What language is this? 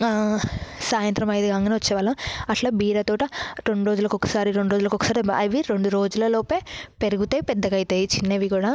Telugu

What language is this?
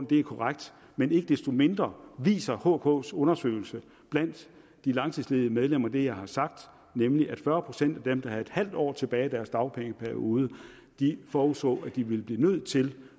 Danish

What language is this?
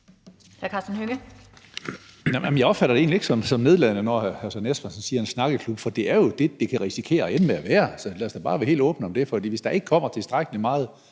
Danish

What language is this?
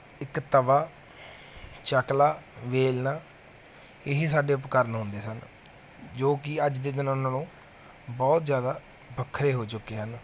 Punjabi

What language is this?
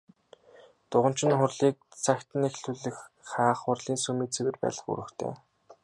Mongolian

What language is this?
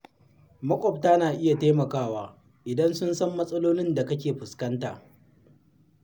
Hausa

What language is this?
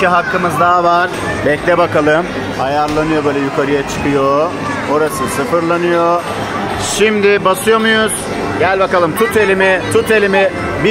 Turkish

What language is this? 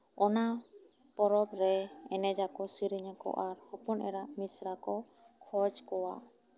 Santali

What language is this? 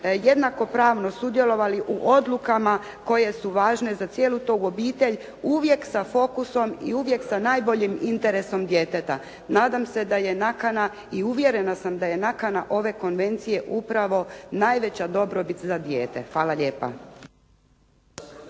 Croatian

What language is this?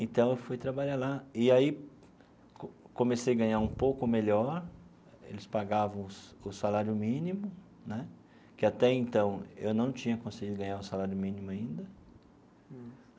Portuguese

